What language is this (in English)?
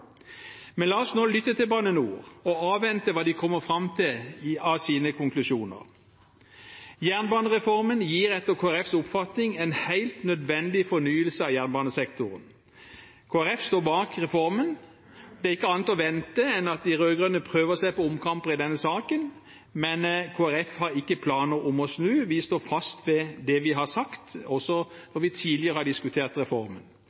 Norwegian Bokmål